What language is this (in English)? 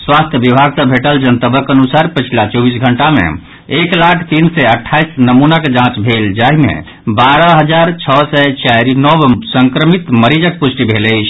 Maithili